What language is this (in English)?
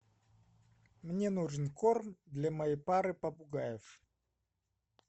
Russian